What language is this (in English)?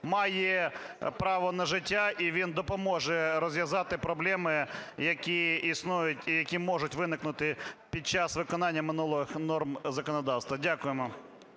Ukrainian